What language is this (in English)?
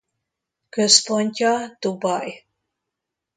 Hungarian